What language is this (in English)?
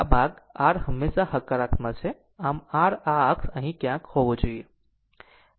Gujarati